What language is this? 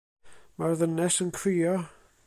Welsh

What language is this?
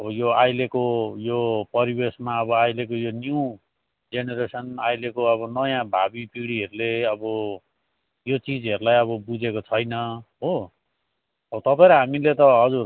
Nepali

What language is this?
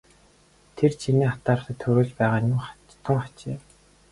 Mongolian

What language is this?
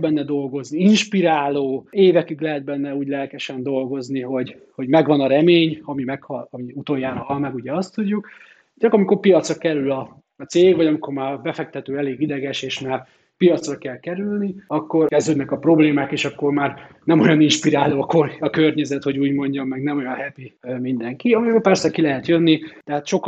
Hungarian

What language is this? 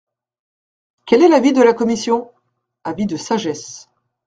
French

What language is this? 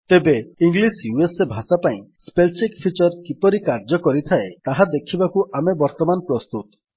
Odia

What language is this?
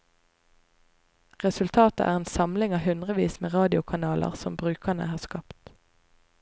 Norwegian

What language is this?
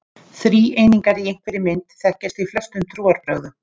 Icelandic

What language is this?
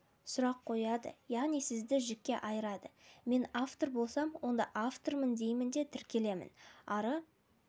Kazakh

